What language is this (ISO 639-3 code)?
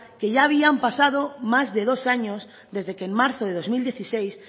spa